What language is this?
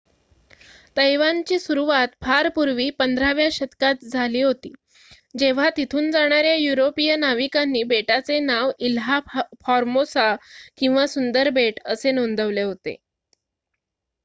Marathi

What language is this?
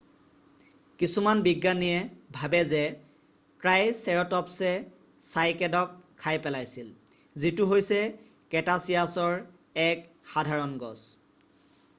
Assamese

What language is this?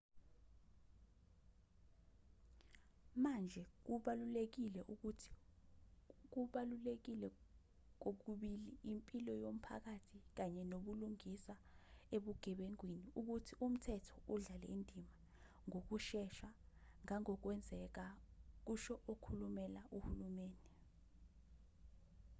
Zulu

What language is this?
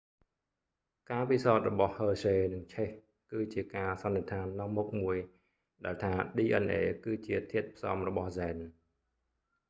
Khmer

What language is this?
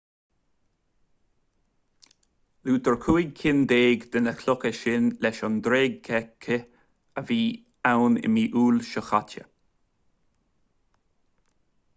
Irish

